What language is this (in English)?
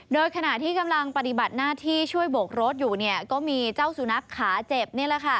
Thai